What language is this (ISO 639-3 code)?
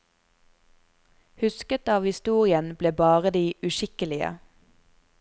nor